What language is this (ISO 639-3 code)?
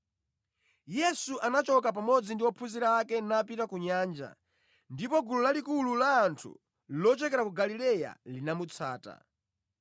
nya